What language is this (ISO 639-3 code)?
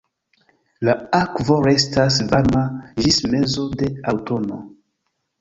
epo